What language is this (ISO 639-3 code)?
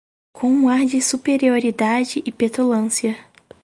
por